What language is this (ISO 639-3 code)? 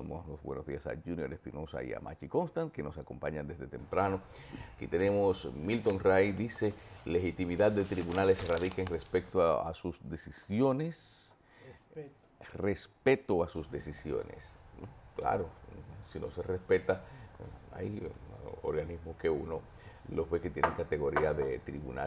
spa